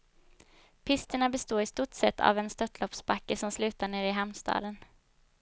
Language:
Swedish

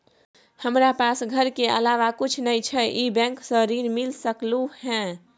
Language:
Maithili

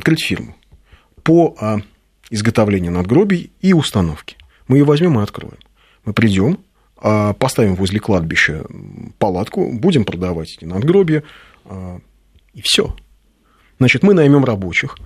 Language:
Russian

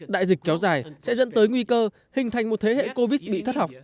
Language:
Vietnamese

